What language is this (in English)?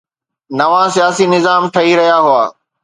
Sindhi